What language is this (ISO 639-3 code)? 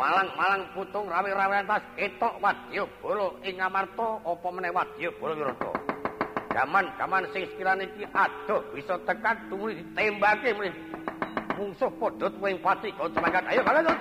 ind